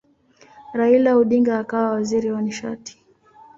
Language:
Swahili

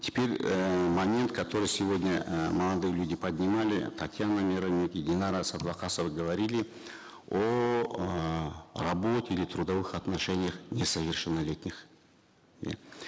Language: Kazakh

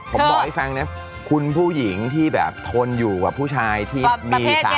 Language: Thai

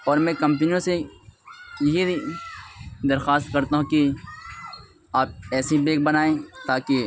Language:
Urdu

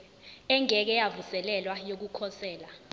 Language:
Zulu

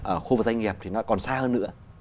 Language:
Vietnamese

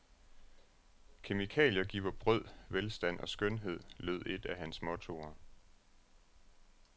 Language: Danish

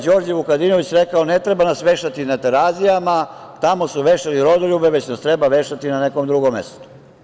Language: Serbian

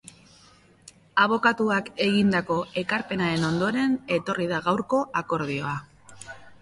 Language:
Basque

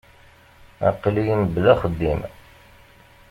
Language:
Kabyle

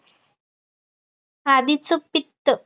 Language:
Marathi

